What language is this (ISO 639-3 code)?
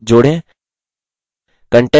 hin